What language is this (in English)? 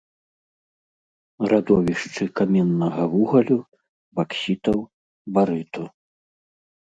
Belarusian